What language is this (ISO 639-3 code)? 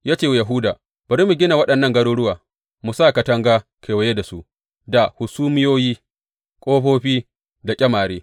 hau